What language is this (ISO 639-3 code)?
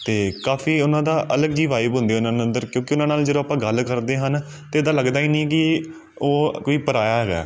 pan